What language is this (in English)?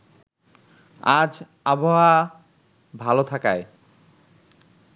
Bangla